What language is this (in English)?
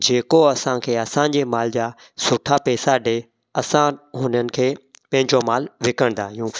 Sindhi